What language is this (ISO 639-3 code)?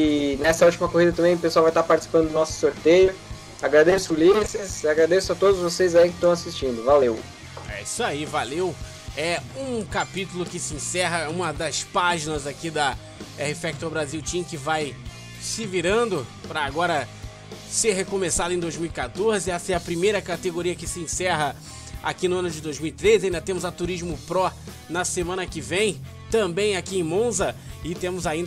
por